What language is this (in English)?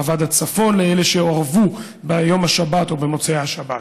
Hebrew